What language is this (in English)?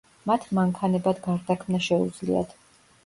Georgian